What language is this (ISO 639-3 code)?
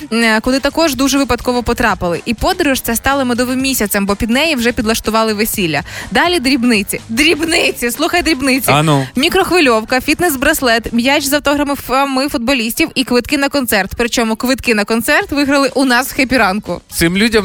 ukr